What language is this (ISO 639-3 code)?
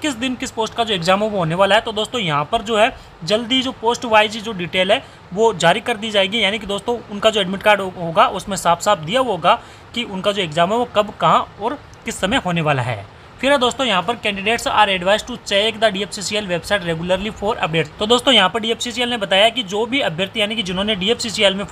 hin